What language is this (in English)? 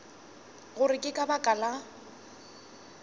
Northern Sotho